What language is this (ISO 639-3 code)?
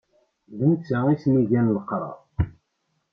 kab